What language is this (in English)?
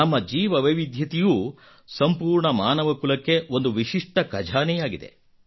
Kannada